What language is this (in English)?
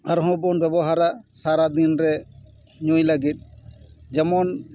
Santali